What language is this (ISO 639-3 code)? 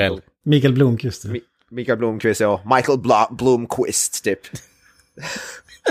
swe